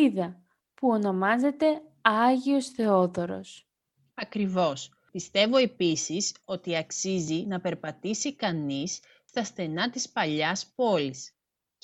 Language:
Greek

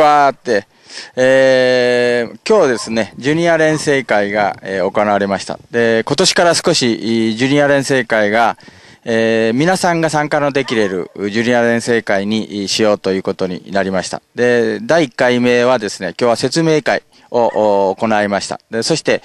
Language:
Japanese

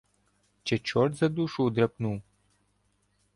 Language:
Ukrainian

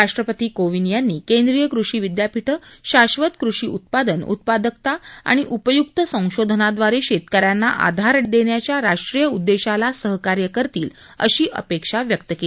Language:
Marathi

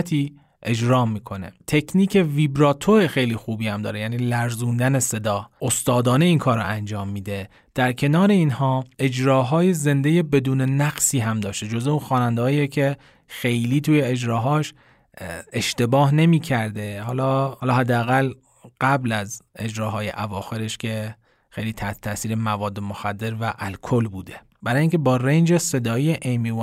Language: Persian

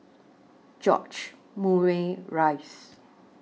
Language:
English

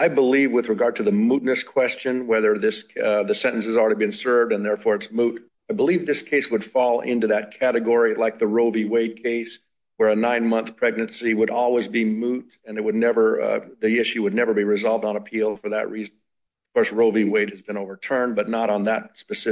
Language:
English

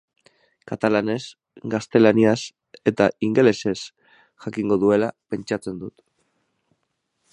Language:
Basque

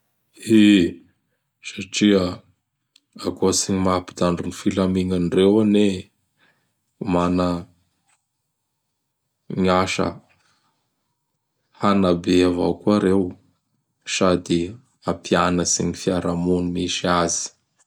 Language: Bara Malagasy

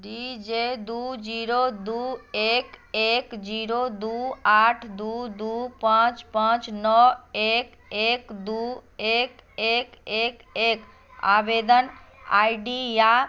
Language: Maithili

